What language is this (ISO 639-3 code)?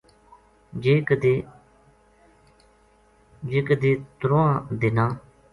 gju